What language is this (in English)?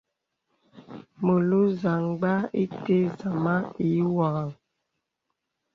Bebele